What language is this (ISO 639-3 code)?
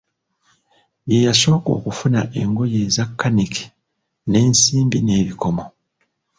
lug